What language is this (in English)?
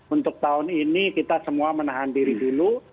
Indonesian